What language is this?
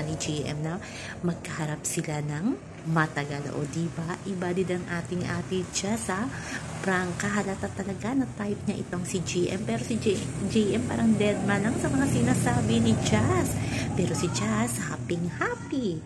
Filipino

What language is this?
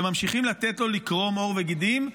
Hebrew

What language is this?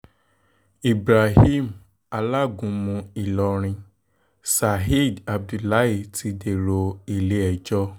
Yoruba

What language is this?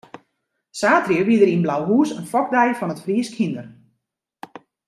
Western Frisian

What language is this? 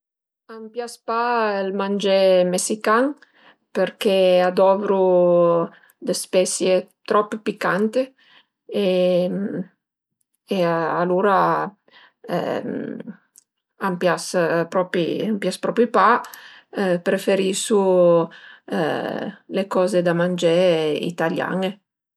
Piedmontese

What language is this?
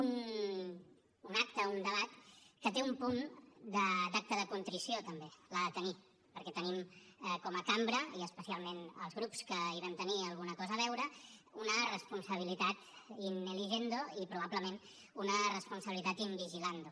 Catalan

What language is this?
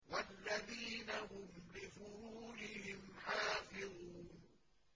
Arabic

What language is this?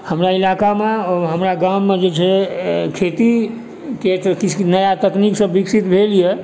Maithili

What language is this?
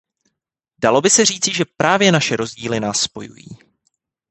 Czech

